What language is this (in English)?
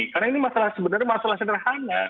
Indonesian